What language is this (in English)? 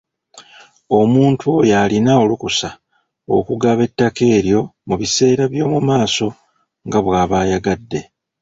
Ganda